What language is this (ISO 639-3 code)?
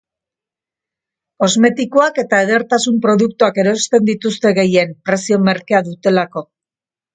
eus